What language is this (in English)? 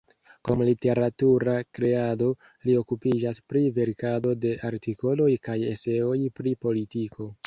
Esperanto